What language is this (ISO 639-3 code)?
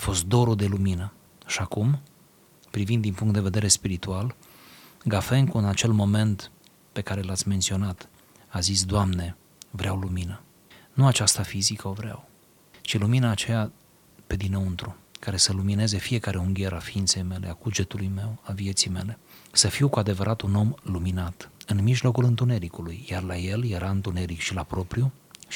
ron